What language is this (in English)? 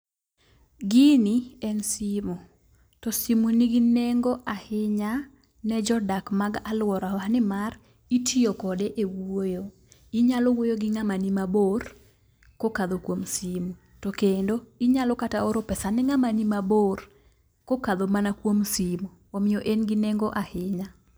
Luo (Kenya and Tanzania)